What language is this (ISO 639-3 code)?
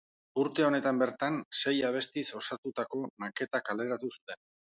eus